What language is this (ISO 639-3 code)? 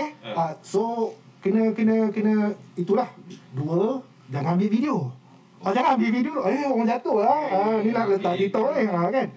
msa